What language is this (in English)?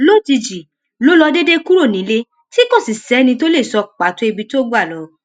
Yoruba